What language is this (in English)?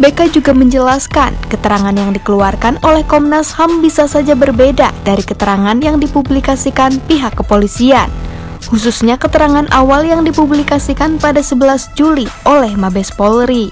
Indonesian